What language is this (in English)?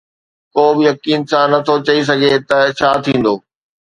Sindhi